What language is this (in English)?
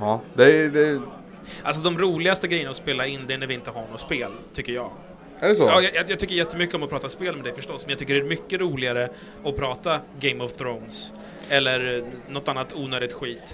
Swedish